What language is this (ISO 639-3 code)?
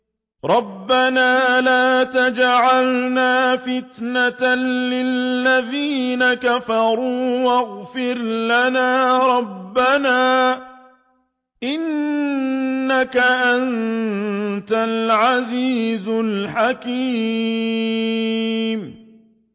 ara